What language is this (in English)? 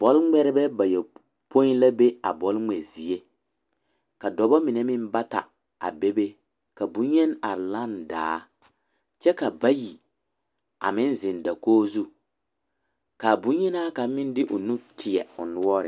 Southern Dagaare